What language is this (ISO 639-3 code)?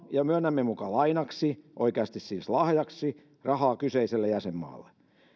fin